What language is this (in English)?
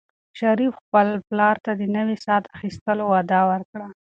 Pashto